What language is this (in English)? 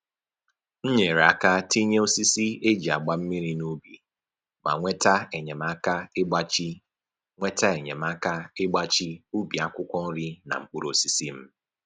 Igbo